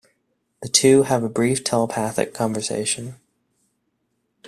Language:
English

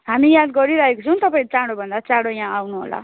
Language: Nepali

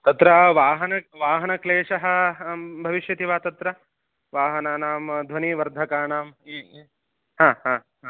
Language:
Sanskrit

